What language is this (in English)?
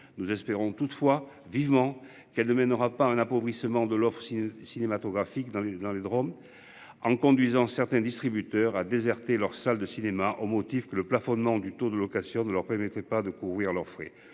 French